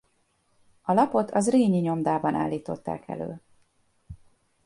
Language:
Hungarian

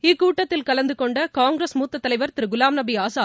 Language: Tamil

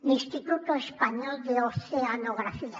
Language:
Catalan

